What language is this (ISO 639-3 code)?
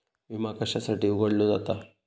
mar